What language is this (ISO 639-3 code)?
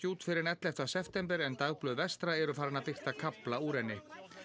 isl